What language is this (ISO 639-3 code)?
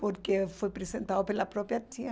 por